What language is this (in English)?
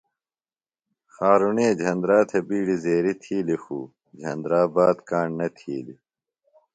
Phalura